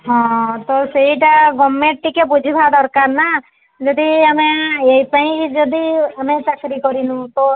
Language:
Odia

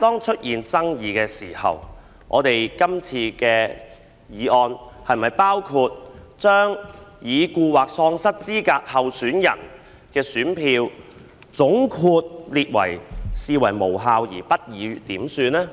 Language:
Cantonese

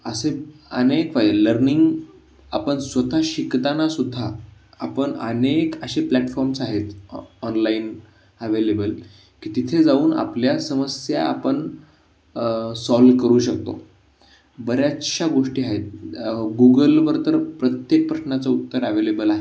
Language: Marathi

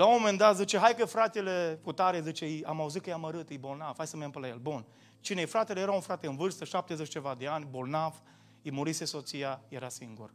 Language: Romanian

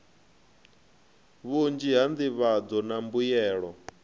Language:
Venda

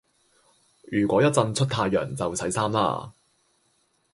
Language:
Cantonese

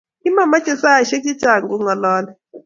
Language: Kalenjin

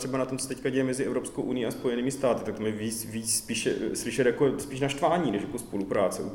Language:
Czech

